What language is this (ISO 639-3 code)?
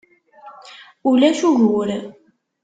kab